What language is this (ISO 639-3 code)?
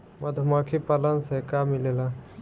bho